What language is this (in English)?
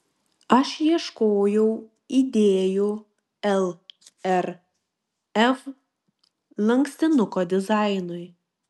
Lithuanian